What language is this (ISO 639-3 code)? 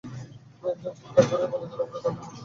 ben